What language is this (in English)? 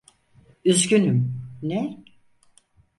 Turkish